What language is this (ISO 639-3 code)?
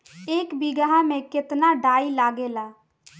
bho